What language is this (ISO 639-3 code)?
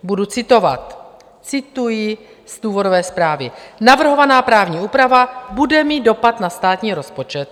ces